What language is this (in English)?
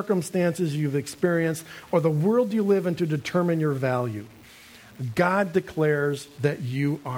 English